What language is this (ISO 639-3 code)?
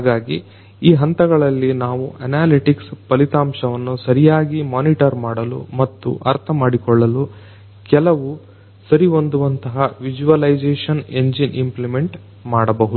kan